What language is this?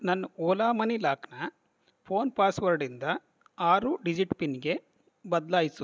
Kannada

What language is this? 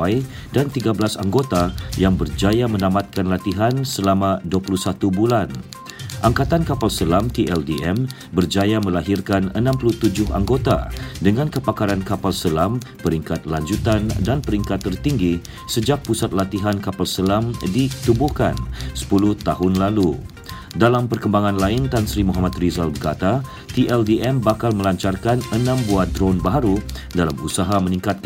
Malay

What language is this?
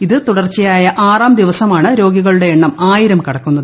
Malayalam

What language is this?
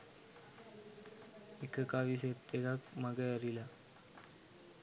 Sinhala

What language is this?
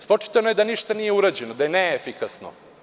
Serbian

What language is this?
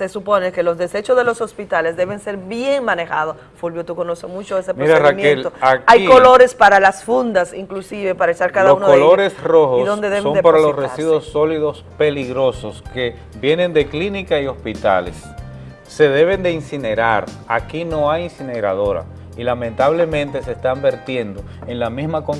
Spanish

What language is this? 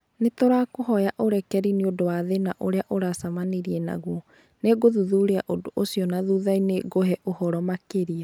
Kikuyu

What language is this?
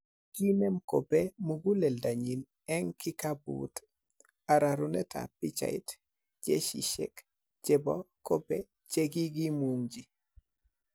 Kalenjin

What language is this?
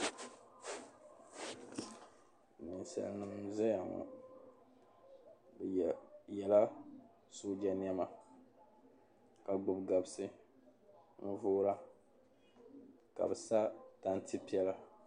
Dagbani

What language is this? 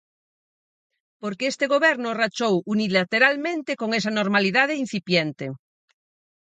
Galician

